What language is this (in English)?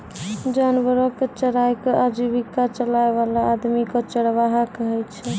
Maithili